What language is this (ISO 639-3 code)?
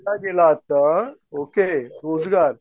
mar